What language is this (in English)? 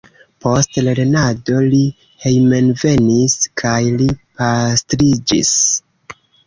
Esperanto